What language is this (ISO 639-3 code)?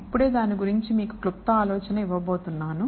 tel